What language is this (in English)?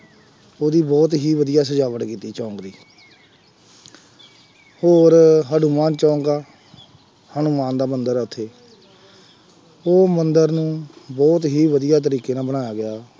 Punjabi